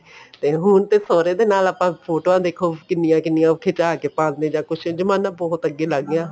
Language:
Punjabi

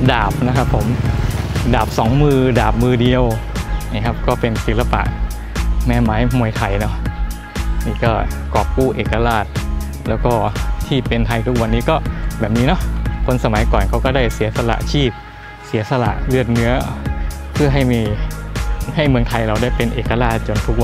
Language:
Thai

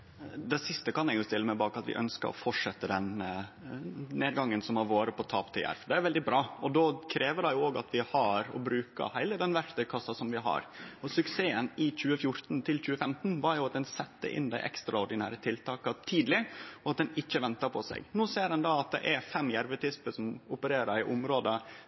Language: Norwegian Nynorsk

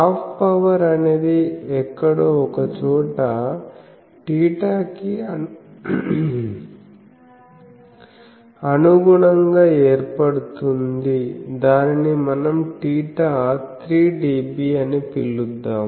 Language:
Telugu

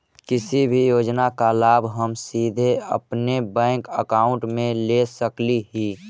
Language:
Magahi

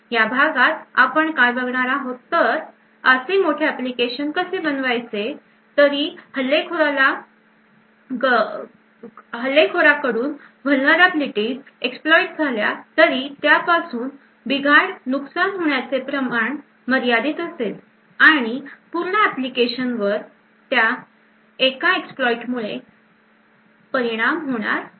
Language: Marathi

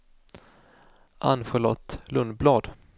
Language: Swedish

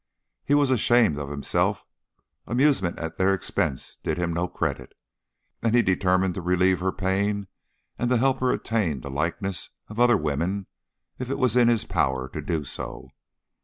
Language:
English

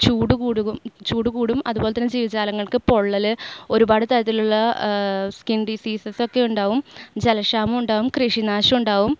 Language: Malayalam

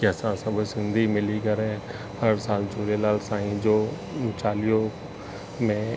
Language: Sindhi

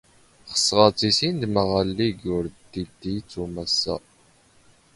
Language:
Standard Moroccan Tamazight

